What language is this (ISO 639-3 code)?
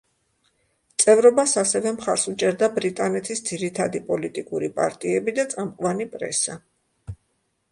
kat